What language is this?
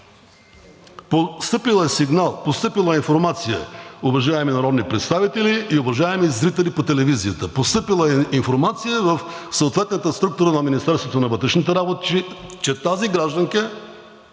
Bulgarian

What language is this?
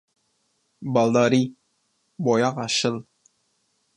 Kurdish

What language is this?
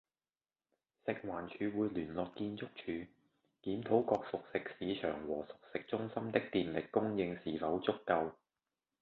Cantonese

